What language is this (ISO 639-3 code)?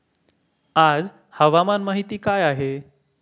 mar